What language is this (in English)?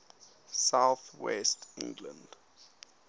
English